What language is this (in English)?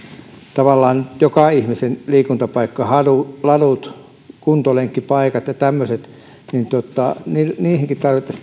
Finnish